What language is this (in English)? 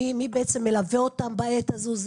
Hebrew